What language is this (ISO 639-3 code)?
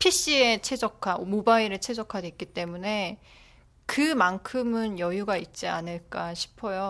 kor